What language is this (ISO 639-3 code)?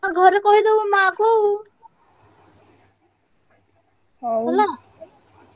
ori